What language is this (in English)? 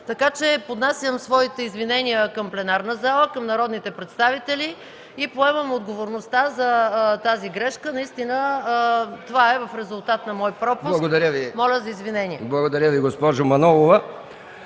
Bulgarian